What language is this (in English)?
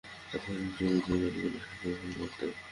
Bangla